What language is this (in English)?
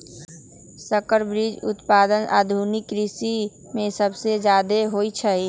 Magahi